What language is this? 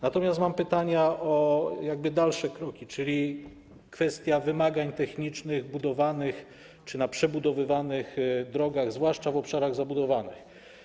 Polish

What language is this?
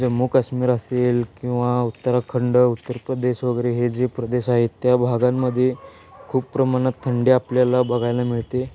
Marathi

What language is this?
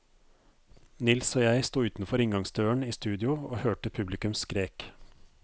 Norwegian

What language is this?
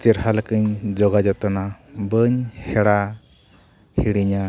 Santali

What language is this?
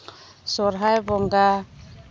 Santali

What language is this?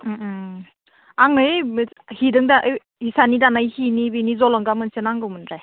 Bodo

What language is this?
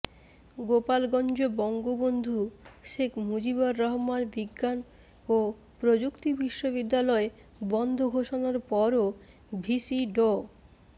Bangla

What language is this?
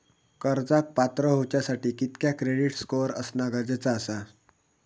Marathi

